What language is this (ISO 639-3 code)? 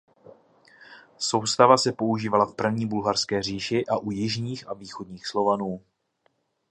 ces